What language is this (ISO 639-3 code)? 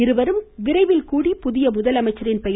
tam